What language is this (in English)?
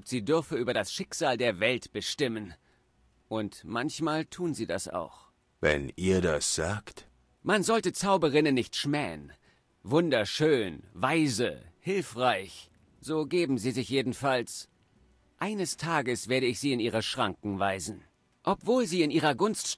German